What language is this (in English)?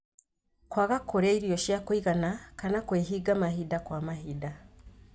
Kikuyu